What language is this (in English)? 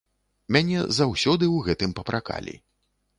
Belarusian